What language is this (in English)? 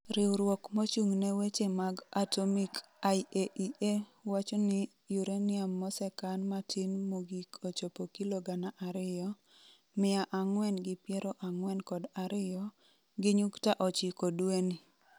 Luo (Kenya and Tanzania)